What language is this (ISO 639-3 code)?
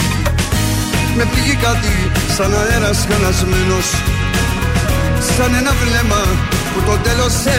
ell